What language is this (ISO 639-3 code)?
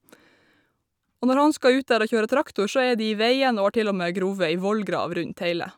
nor